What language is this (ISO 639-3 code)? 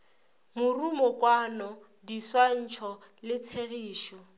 nso